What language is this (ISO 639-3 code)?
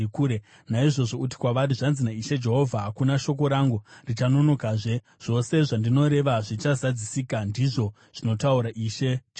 sna